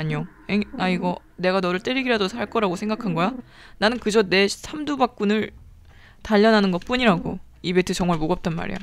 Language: Korean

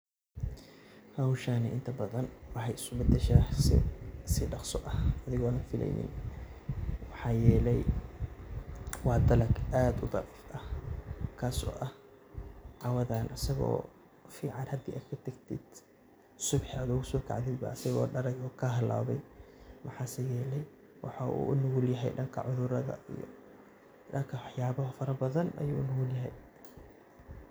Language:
Somali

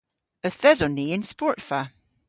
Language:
Cornish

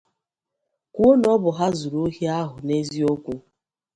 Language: Igbo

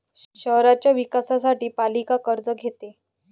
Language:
Marathi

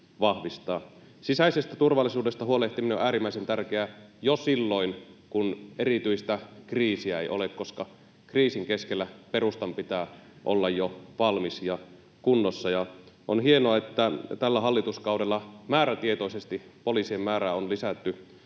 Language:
Finnish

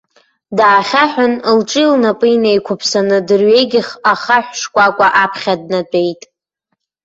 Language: Abkhazian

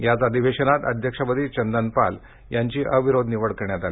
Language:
Marathi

